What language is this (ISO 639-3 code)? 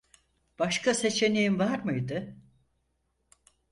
tur